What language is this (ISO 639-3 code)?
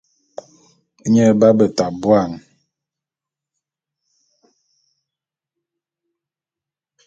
bum